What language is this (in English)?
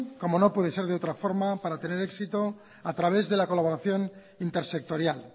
Spanish